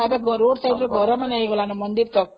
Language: Odia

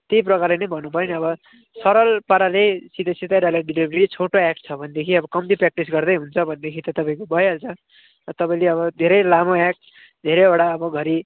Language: Nepali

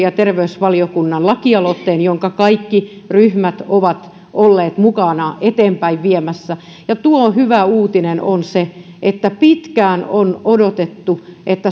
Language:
Finnish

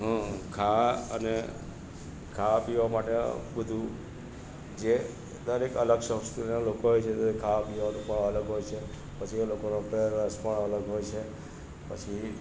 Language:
Gujarati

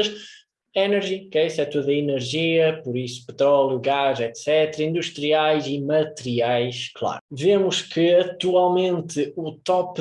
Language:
Portuguese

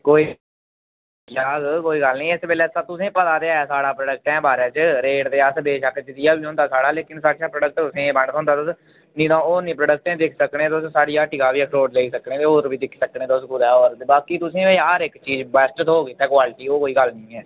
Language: Dogri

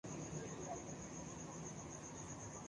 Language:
Urdu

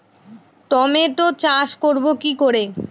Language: Bangla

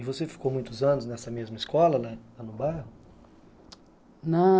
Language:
Portuguese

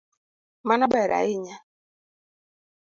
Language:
Luo (Kenya and Tanzania)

